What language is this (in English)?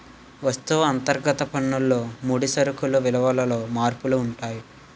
Telugu